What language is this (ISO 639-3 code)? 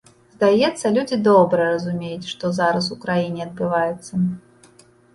bel